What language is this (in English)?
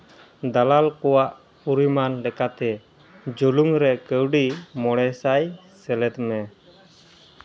Santali